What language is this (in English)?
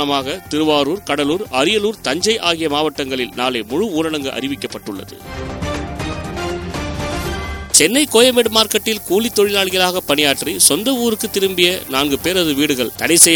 Tamil